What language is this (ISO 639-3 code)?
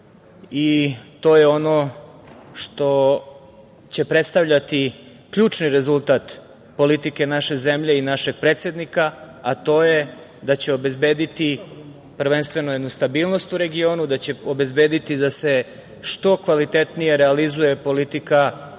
srp